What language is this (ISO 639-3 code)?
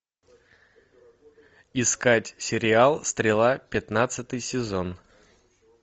rus